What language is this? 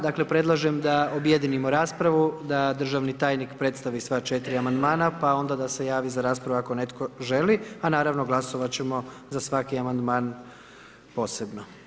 Croatian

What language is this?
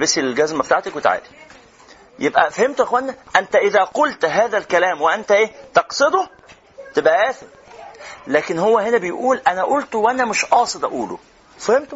Arabic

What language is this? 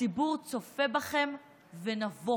Hebrew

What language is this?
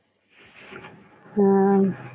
Tamil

